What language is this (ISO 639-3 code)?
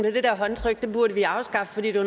dan